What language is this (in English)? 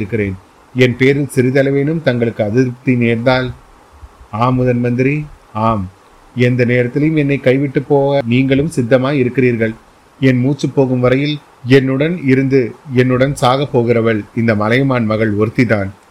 Tamil